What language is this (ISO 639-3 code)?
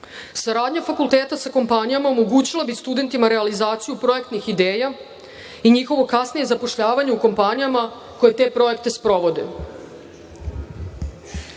srp